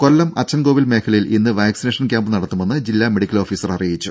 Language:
Malayalam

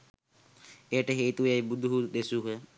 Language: Sinhala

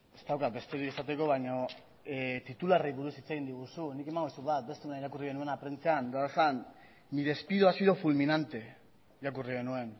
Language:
Basque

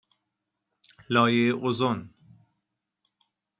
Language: Persian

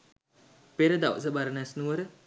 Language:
Sinhala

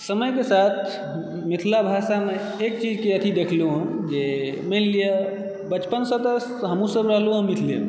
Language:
Maithili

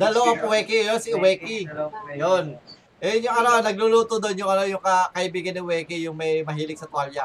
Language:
Filipino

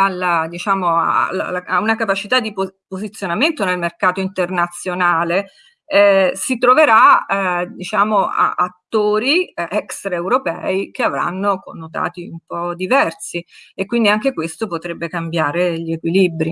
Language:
Italian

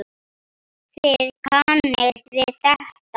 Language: Icelandic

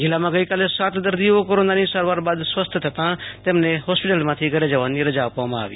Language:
Gujarati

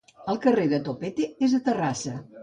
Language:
Catalan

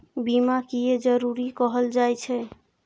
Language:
Maithili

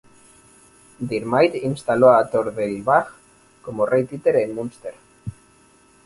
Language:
Spanish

